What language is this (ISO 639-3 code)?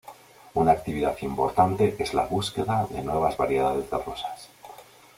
spa